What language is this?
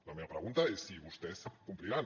Catalan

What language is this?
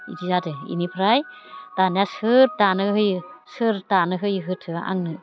Bodo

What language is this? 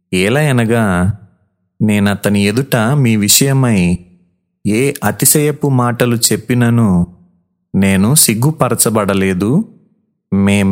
Telugu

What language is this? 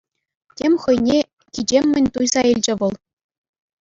Chuvash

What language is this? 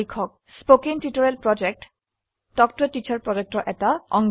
Assamese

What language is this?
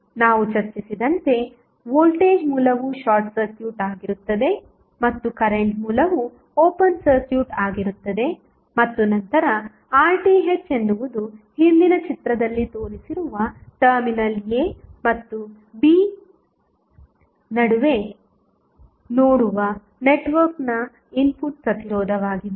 Kannada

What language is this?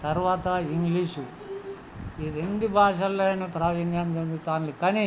Telugu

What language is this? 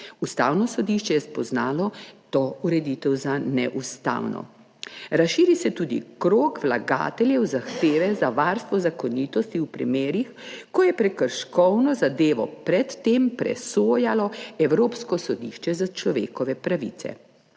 Slovenian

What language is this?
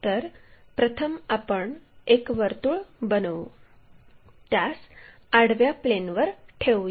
Marathi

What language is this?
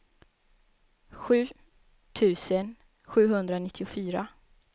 Swedish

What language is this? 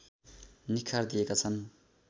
Nepali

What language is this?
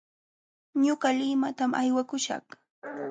Jauja Wanca Quechua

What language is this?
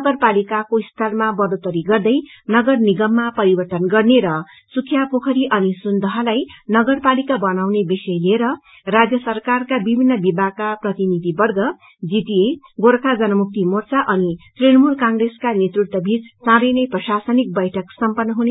Nepali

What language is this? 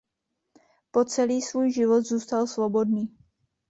Czech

